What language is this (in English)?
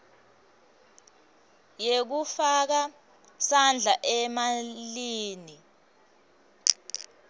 Swati